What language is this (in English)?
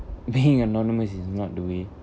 English